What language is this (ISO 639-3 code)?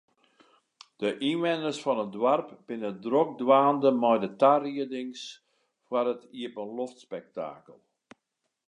fry